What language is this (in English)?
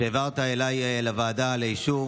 Hebrew